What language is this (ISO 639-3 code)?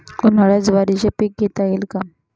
mar